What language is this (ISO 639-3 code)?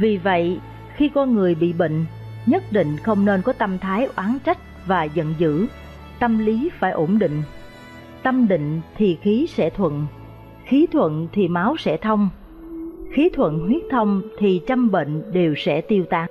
vie